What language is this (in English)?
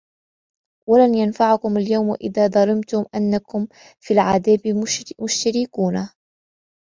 Arabic